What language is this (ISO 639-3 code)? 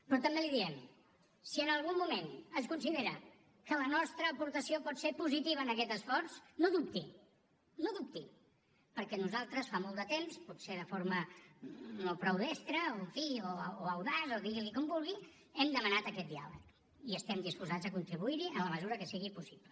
cat